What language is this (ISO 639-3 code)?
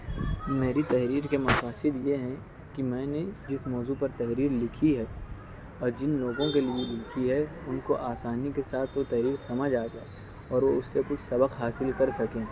urd